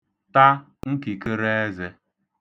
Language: Igbo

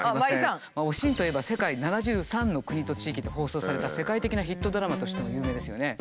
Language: Japanese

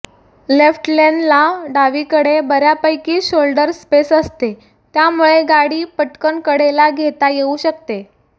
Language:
Marathi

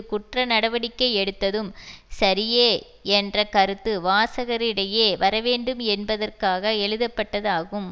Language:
Tamil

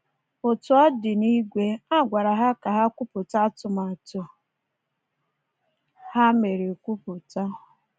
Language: Igbo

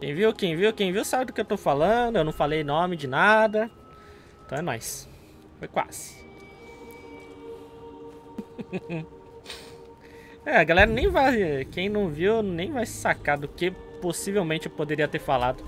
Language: Portuguese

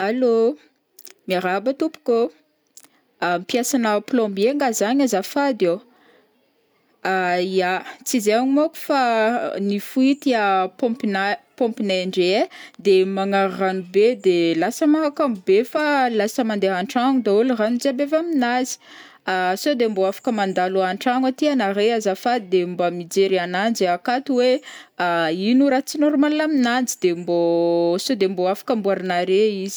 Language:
Northern Betsimisaraka Malagasy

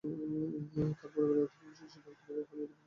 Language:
Bangla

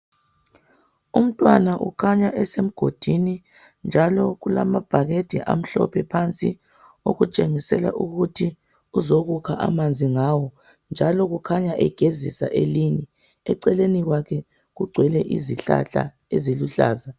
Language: North Ndebele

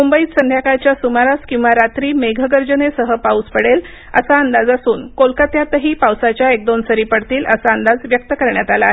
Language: Marathi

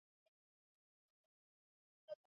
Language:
Swahili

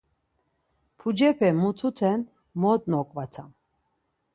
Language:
Laz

